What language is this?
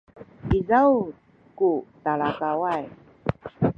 Sakizaya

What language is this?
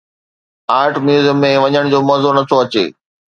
Sindhi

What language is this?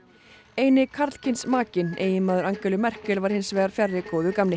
Icelandic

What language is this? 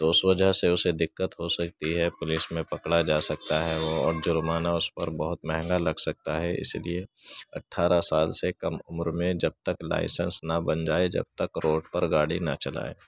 Urdu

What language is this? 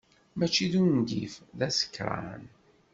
Kabyle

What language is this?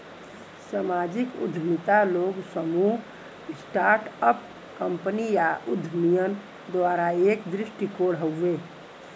Bhojpuri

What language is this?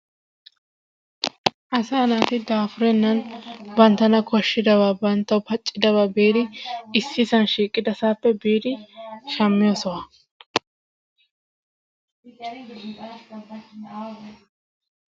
Wolaytta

